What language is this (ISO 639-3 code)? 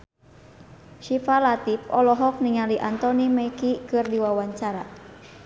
sun